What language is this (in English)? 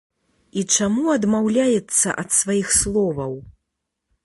Belarusian